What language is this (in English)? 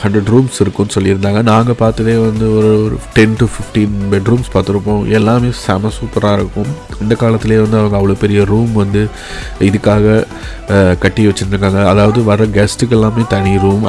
English